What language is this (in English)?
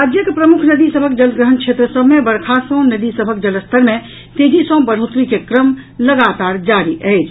Maithili